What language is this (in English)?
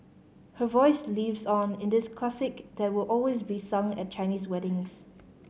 English